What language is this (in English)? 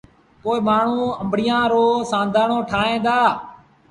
Sindhi Bhil